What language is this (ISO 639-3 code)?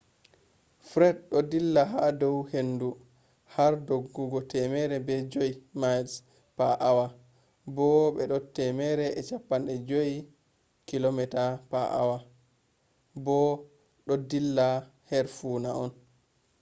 ful